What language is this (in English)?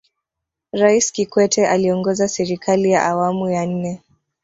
Swahili